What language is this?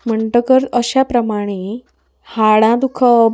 Konkani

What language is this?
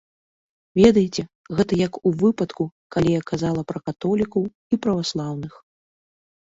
Belarusian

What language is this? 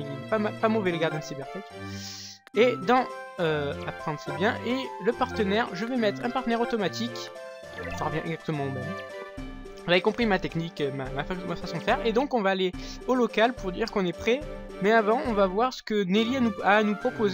French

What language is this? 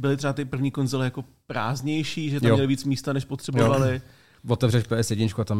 Czech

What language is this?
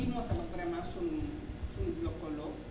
Wolof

